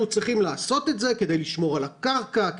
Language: Hebrew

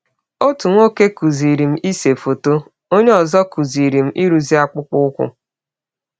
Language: Igbo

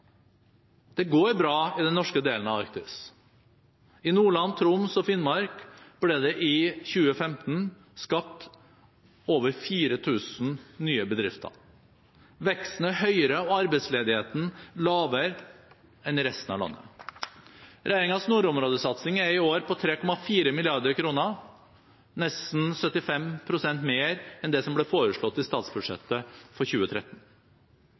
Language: Norwegian Bokmål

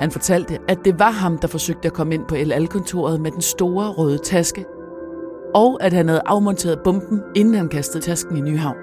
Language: Danish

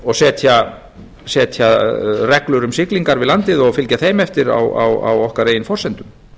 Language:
Icelandic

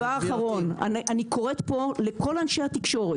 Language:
Hebrew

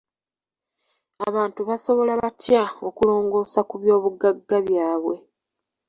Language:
Ganda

